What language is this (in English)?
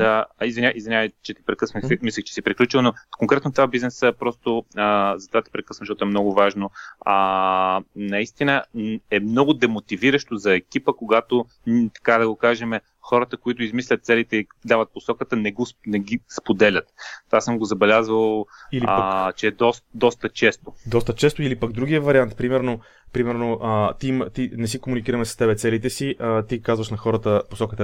Bulgarian